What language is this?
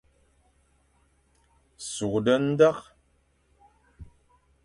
Fang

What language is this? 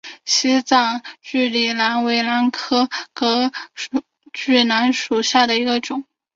Chinese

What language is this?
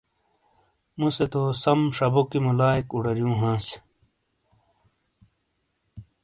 Shina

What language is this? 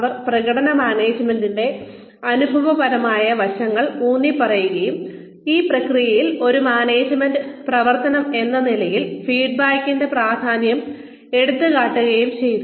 Malayalam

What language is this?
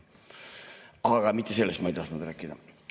Estonian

